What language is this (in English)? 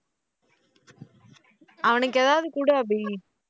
Tamil